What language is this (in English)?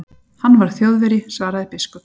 Icelandic